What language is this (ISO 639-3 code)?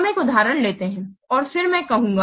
hin